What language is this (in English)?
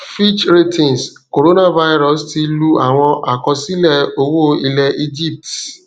Yoruba